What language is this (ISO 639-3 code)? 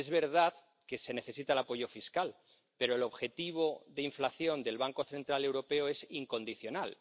spa